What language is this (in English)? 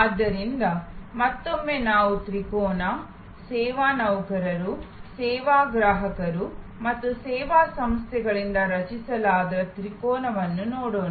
Kannada